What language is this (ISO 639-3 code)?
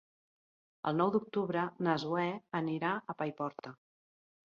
cat